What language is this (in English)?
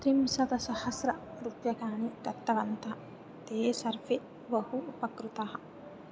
Sanskrit